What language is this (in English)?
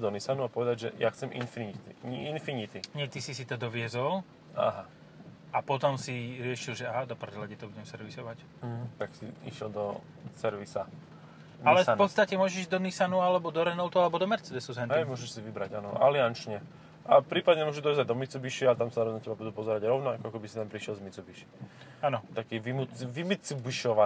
Slovak